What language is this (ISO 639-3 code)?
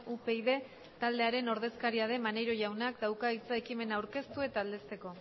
eus